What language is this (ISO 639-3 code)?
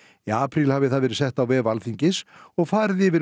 isl